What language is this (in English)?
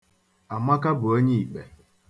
Igbo